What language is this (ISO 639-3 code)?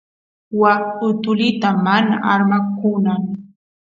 qus